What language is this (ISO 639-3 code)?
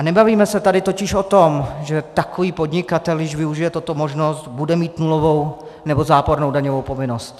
ces